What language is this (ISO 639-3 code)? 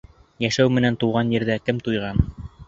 bak